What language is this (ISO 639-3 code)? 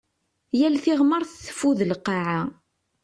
kab